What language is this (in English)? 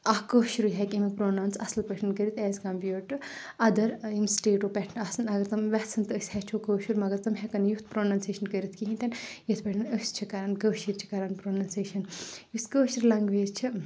Kashmiri